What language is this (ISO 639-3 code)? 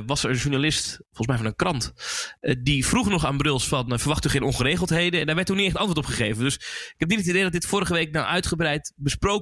nld